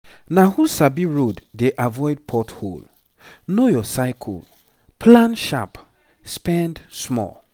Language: Nigerian Pidgin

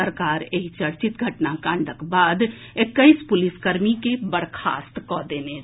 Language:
Maithili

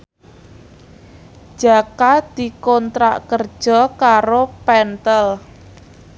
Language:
Javanese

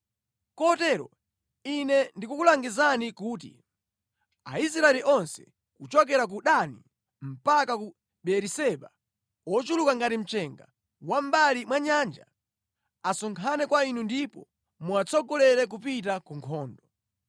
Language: Nyanja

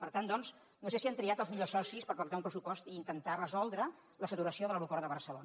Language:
Catalan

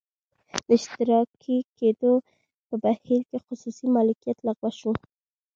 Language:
Pashto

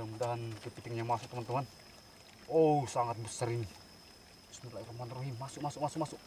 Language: Indonesian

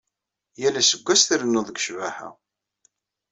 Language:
Kabyle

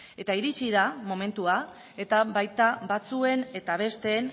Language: Basque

